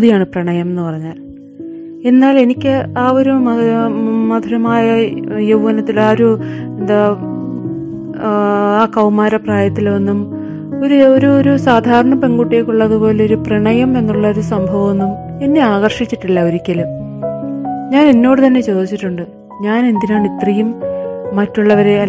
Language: Malayalam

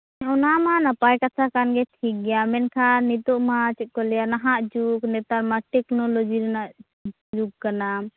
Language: Santali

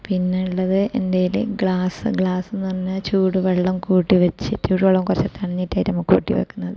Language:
Malayalam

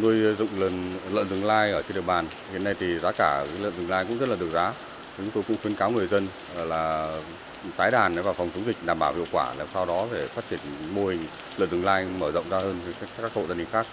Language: Vietnamese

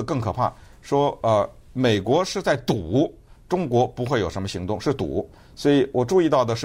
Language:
Chinese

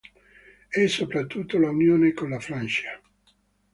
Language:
Italian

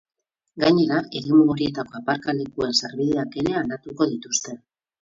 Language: Basque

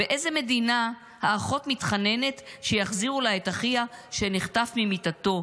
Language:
Hebrew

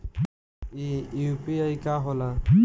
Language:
Bhojpuri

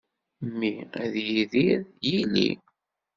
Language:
Kabyle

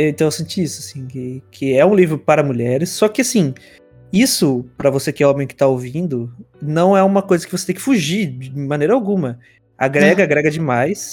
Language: Portuguese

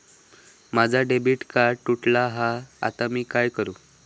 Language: Marathi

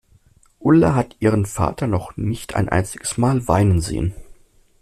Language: German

